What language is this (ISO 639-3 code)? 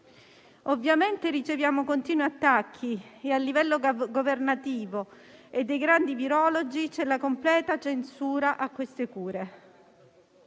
ita